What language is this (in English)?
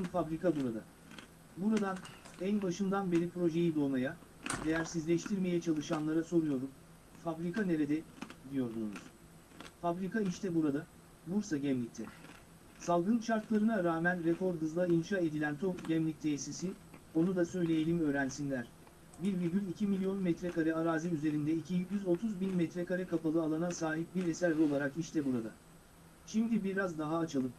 Turkish